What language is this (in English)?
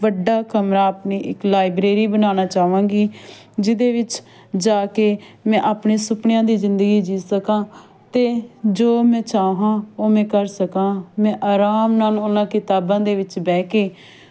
Punjabi